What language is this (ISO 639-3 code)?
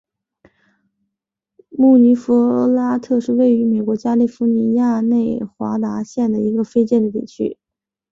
zho